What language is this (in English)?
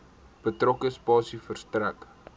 Afrikaans